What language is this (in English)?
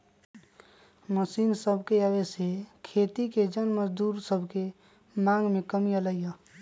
Magahi